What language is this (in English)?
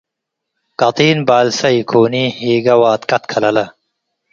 Tigre